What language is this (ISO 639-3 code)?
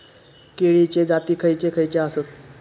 mar